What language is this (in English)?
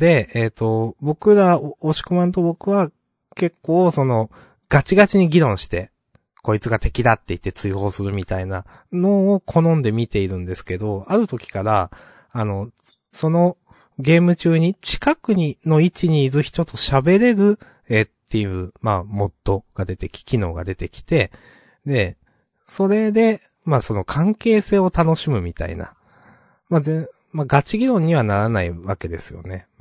Japanese